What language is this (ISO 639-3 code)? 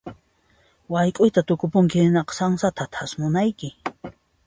qxp